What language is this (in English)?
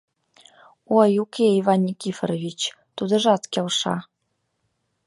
Mari